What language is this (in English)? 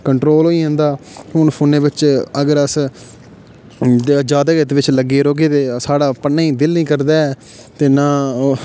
Dogri